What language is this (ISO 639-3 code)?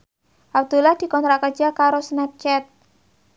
jav